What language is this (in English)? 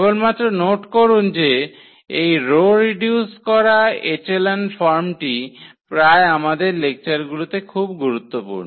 Bangla